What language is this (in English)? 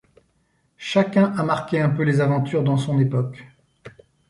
French